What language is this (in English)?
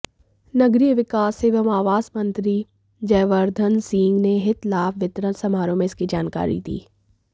Hindi